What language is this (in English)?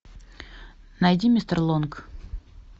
Russian